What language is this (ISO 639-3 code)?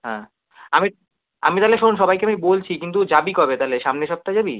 ben